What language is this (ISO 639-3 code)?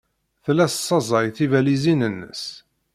kab